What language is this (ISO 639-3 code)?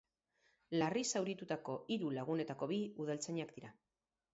eus